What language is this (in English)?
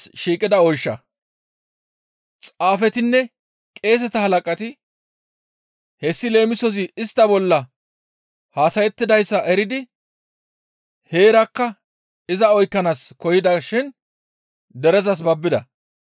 Gamo